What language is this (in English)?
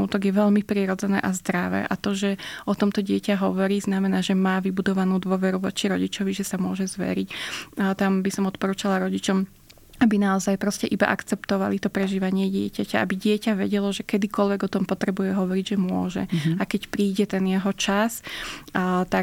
Slovak